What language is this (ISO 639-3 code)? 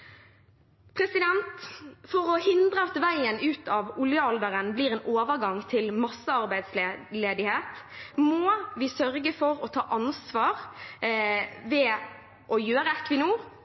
nob